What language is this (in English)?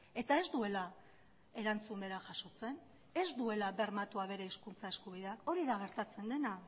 Basque